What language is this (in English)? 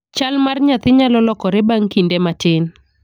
Luo (Kenya and Tanzania)